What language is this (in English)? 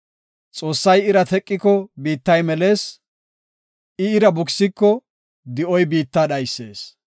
Gofa